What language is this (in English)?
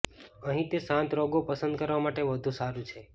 Gujarati